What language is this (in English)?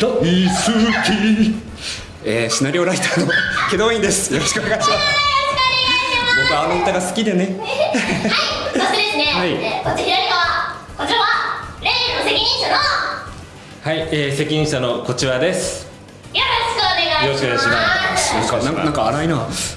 Japanese